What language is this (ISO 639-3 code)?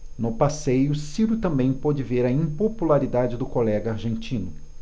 por